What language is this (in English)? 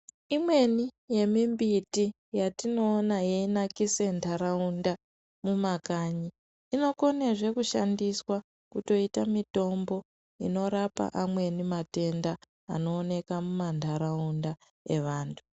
Ndau